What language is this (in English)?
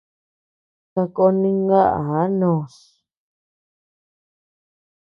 Tepeuxila Cuicatec